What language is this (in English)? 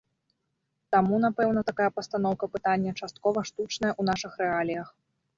Belarusian